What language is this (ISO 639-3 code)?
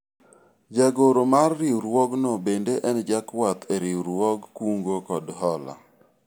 luo